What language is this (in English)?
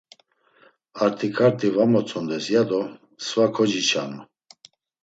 Laz